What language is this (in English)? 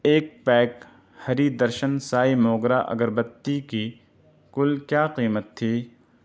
Urdu